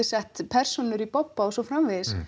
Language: Icelandic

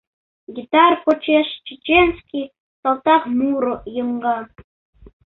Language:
Mari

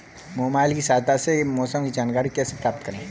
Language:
Hindi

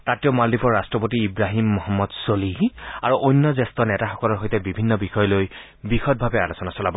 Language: Assamese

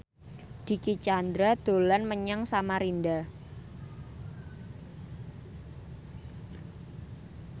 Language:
Javanese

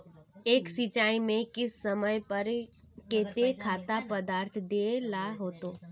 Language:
Magahi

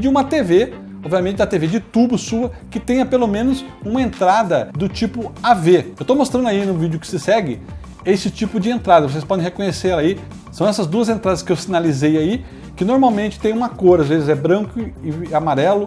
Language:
Portuguese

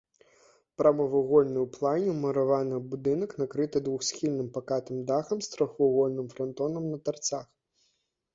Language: Belarusian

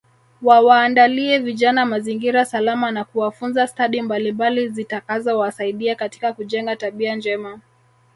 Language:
Swahili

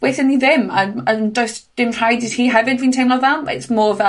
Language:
Welsh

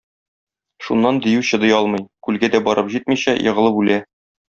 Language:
Tatar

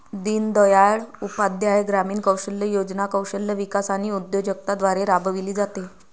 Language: Marathi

